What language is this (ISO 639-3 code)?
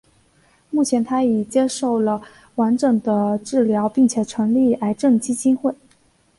zho